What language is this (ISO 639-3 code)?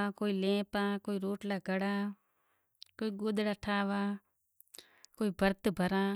gjk